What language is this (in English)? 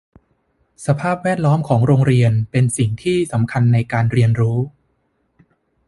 Thai